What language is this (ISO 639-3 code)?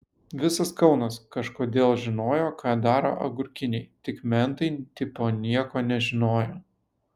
lit